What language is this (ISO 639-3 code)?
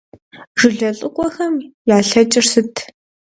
kbd